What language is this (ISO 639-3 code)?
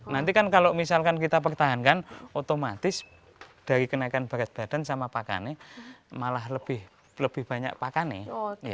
ind